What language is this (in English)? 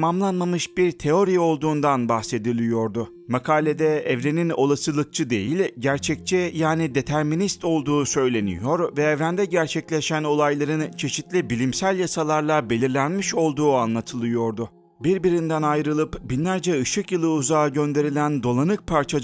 Turkish